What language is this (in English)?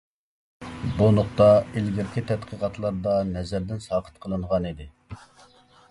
Uyghur